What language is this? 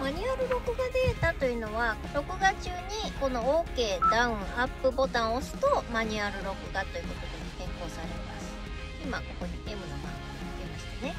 Japanese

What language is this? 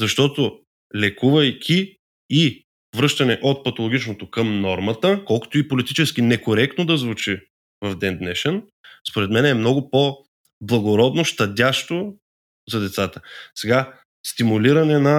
Bulgarian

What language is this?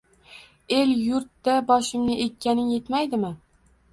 Uzbek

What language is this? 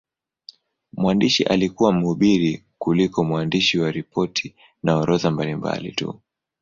Swahili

